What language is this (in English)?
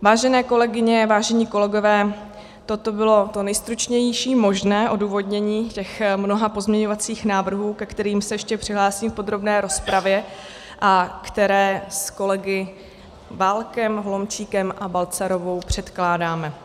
Czech